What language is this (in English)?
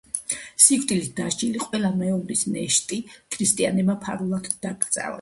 Georgian